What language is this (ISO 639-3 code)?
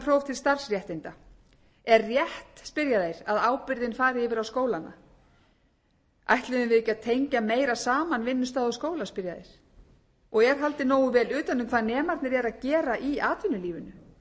isl